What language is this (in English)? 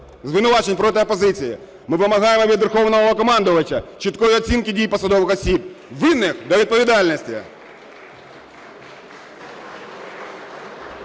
Ukrainian